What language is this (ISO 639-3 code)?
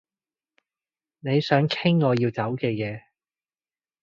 yue